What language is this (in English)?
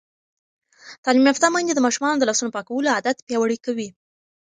Pashto